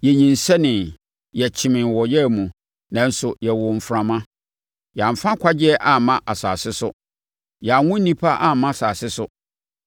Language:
Akan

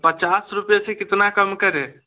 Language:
Hindi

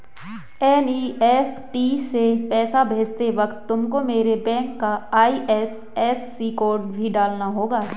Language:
Hindi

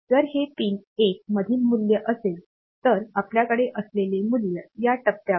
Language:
Marathi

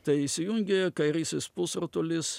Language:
Lithuanian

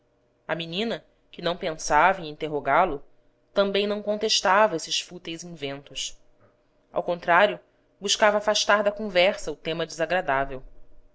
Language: Portuguese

